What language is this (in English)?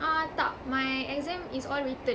English